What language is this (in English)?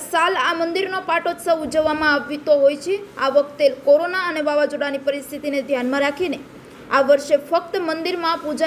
Hindi